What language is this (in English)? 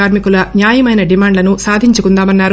Telugu